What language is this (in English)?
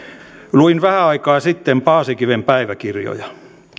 Finnish